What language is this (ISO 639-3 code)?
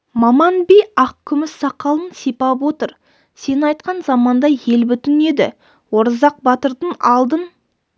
kaz